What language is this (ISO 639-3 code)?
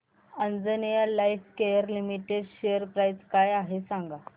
mar